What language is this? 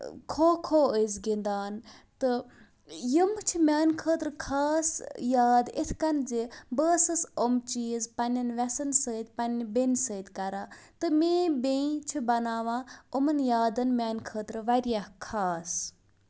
Kashmiri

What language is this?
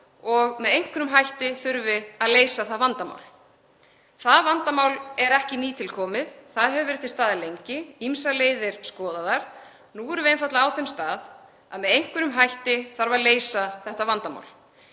Icelandic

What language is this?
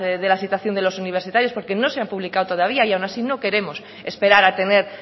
Spanish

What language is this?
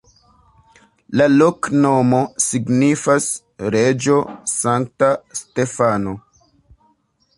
Esperanto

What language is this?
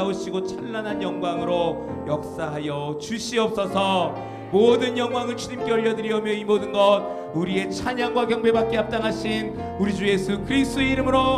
Korean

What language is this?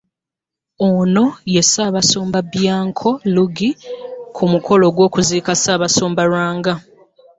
Ganda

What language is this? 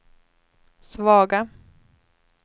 Swedish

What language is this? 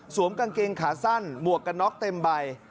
Thai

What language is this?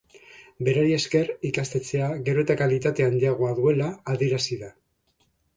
Basque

